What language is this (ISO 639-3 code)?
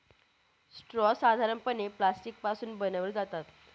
mar